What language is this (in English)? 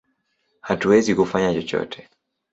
Swahili